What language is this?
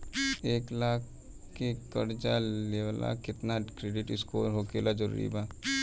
Bhojpuri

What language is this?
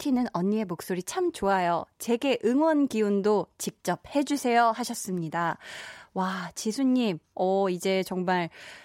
Korean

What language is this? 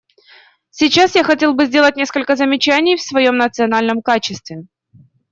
Russian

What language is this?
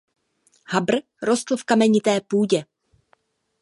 Czech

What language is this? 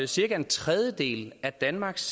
Danish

